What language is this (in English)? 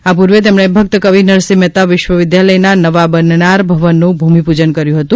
Gujarati